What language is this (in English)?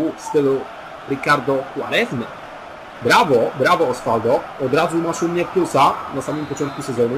Polish